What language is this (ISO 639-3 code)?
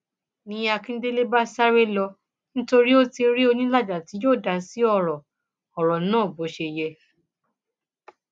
yor